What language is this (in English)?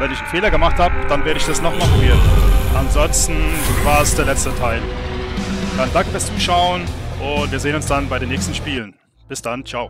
German